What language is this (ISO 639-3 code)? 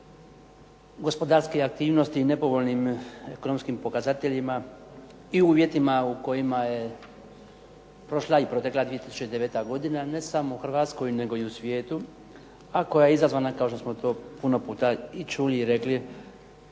hrv